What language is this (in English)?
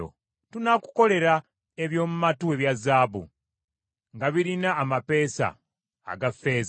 Ganda